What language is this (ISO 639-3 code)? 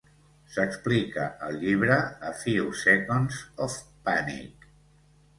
cat